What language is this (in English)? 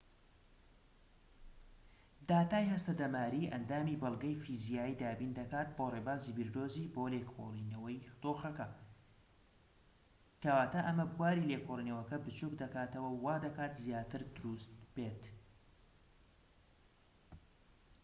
Central Kurdish